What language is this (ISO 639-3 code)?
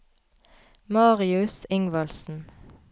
nor